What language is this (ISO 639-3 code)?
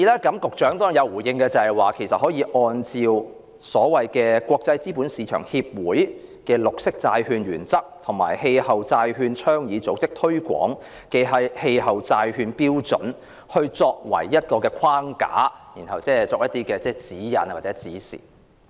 yue